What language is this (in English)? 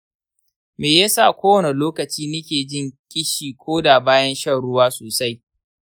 Hausa